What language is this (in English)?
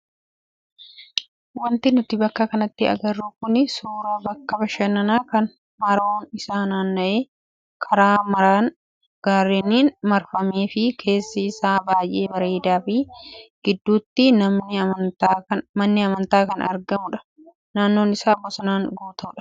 Oromo